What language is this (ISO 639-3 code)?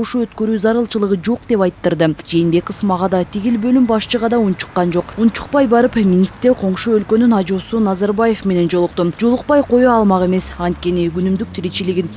rus